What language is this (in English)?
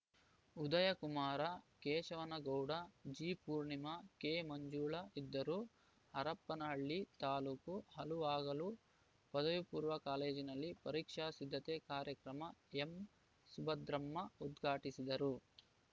Kannada